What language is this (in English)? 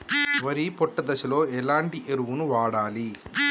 Telugu